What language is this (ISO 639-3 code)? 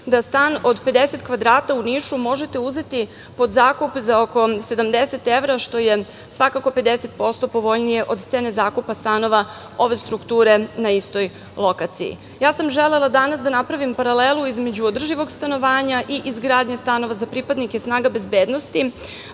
srp